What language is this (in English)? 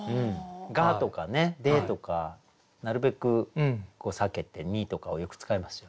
Japanese